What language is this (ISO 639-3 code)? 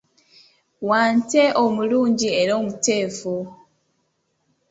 lug